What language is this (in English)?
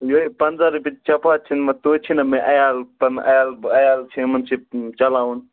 Kashmiri